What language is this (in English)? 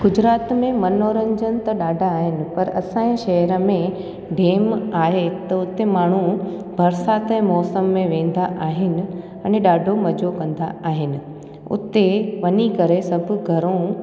Sindhi